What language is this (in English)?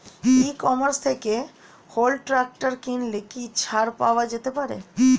Bangla